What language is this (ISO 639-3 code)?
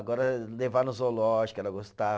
por